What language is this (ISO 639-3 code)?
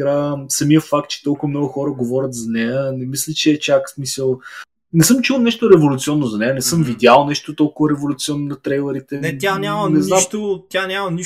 bul